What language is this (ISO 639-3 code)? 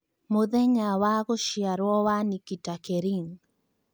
kik